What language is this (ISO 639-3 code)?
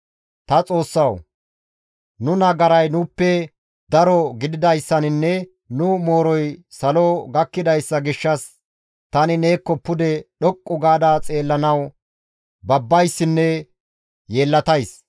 gmv